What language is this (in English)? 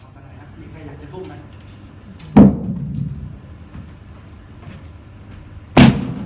Thai